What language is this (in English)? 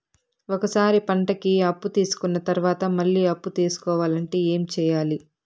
Telugu